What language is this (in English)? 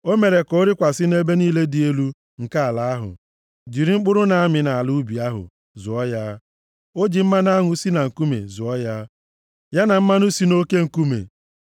Igbo